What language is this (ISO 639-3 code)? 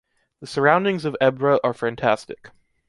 eng